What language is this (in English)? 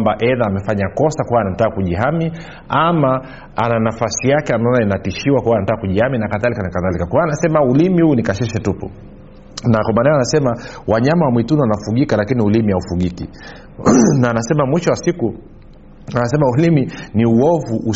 Swahili